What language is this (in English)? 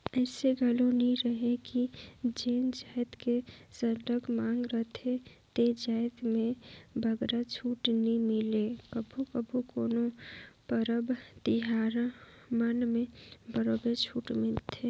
Chhattisgarhi